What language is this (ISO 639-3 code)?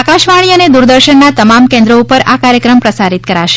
guj